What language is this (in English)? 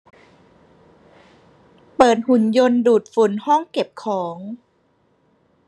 Thai